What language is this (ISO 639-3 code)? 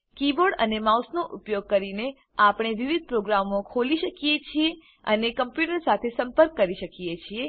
guj